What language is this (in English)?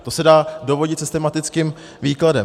Czech